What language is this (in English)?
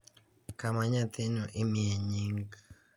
Luo (Kenya and Tanzania)